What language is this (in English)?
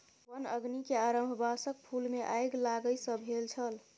Maithili